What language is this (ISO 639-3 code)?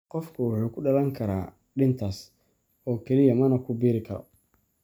som